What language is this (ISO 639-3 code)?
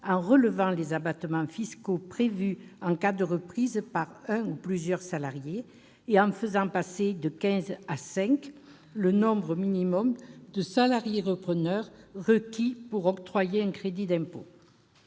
fra